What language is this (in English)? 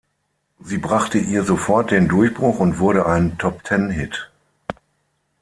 German